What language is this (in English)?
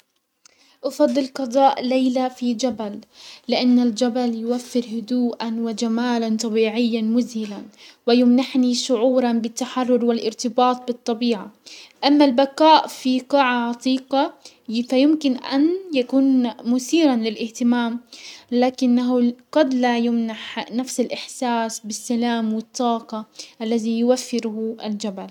Hijazi Arabic